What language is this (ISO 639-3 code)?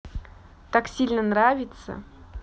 rus